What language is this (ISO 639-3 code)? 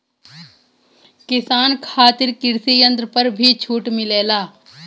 bho